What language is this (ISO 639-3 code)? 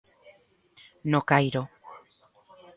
glg